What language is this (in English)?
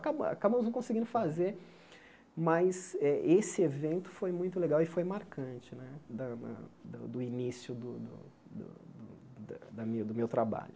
Portuguese